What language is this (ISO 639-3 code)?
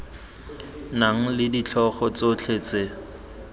tsn